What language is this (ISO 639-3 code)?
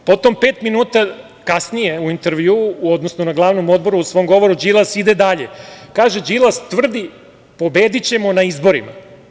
srp